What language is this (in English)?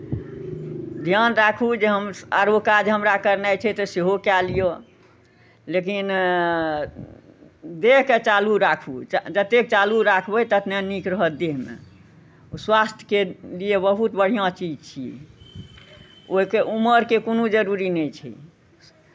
Maithili